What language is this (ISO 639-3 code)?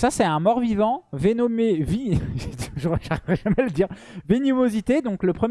fra